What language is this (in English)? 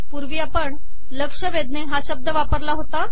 Marathi